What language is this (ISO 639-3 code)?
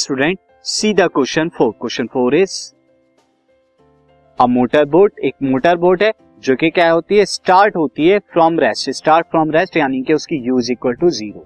hin